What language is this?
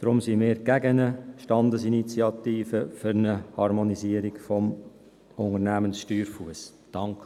Swiss German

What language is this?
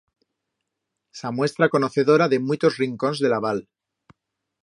Aragonese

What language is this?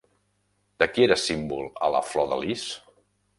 Catalan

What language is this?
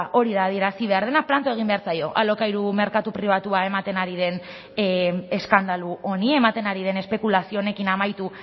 Basque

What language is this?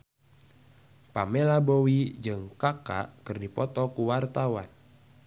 Sundanese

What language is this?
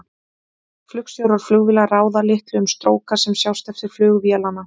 Icelandic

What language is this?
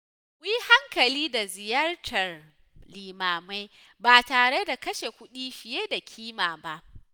Hausa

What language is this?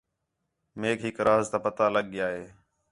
Khetrani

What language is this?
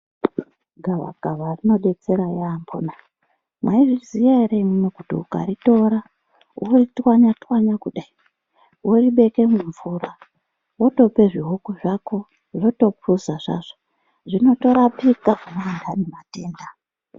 Ndau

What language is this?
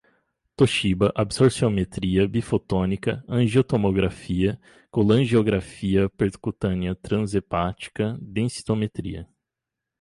Portuguese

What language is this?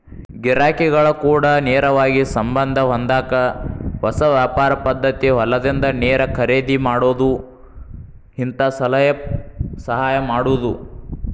Kannada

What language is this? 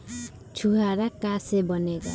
Bhojpuri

